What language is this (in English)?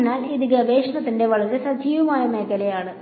Malayalam